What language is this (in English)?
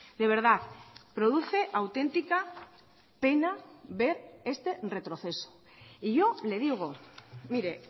Spanish